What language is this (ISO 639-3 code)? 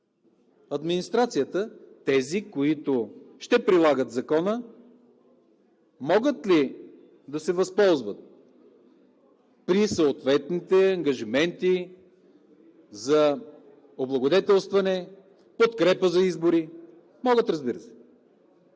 bul